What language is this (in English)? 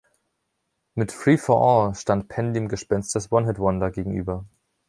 German